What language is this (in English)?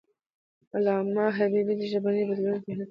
Pashto